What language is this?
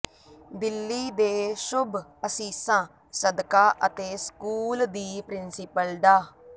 Punjabi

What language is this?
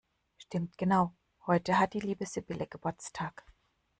German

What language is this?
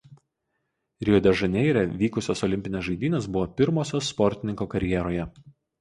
Lithuanian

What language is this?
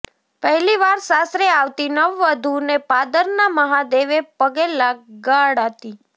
Gujarati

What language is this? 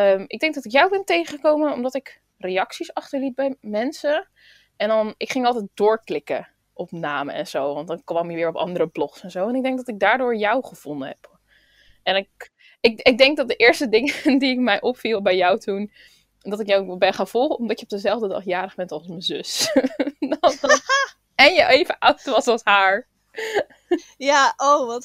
Dutch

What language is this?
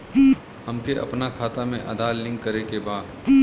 Bhojpuri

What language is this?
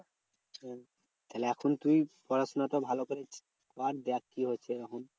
Bangla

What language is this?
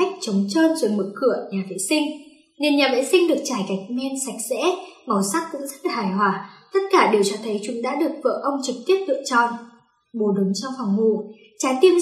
Vietnamese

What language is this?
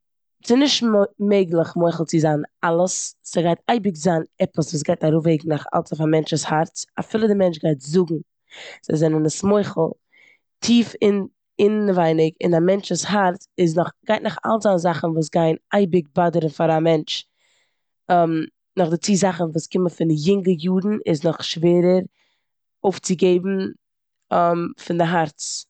Yiddish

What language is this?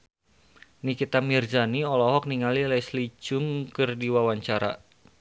Sundanese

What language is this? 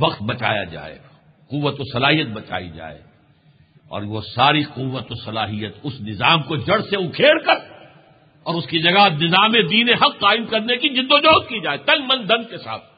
Urdu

